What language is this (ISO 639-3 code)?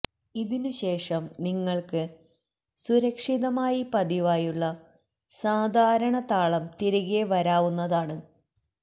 mal